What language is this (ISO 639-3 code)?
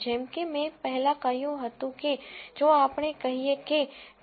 guj